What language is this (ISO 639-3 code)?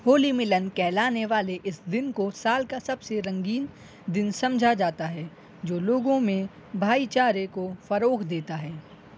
urd